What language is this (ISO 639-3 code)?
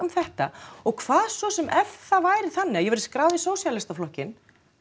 isl